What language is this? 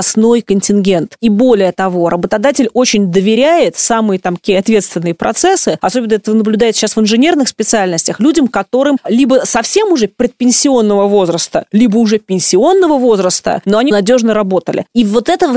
Russian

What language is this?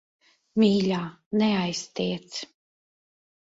Latvian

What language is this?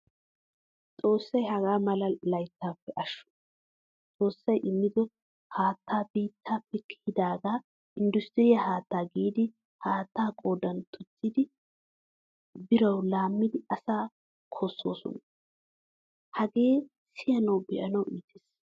Wolaytta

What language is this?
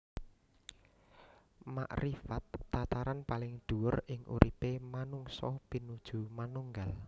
Javanese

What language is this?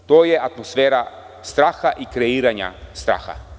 Serbian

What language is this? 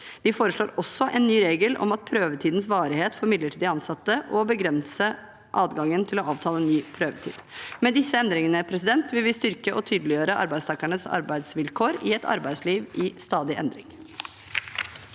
Norwegian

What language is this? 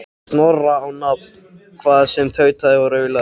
Icelandic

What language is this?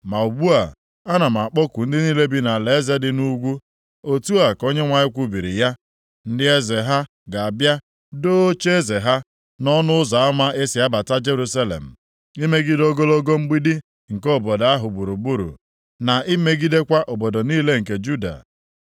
Igbo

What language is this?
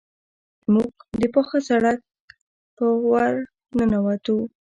Pashto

